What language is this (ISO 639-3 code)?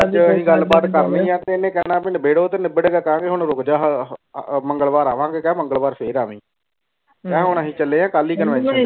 pan